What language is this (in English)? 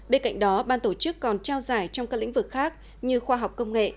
Vietnamese